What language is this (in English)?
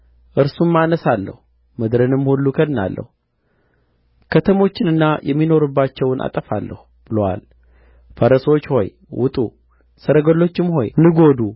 Amharic